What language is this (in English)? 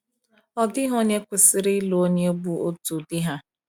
Igbo